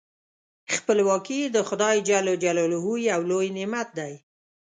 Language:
Pashto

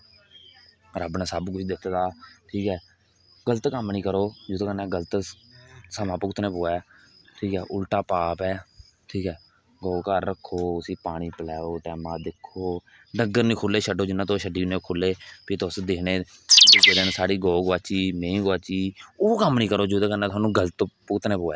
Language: Dogri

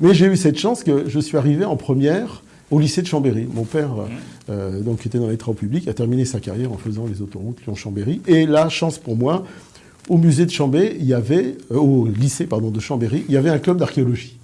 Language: French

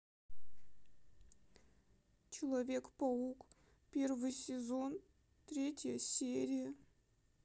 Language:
Russian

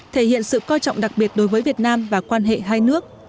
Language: Vietnamese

